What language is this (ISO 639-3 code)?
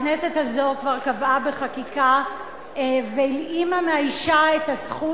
heb